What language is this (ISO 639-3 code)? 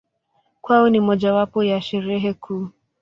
swa